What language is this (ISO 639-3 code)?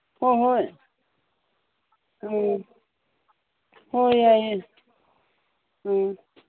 mni